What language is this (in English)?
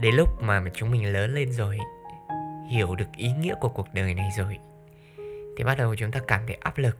Vietnamese